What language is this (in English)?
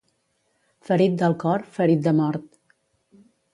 Catalan